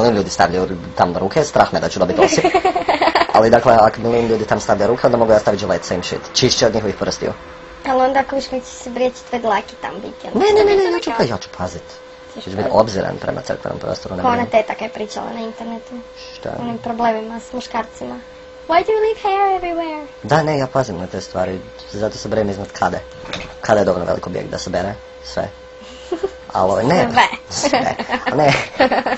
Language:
Croatian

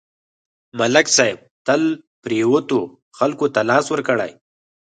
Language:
Pashto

